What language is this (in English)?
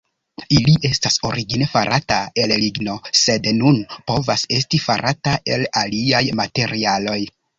Esperanto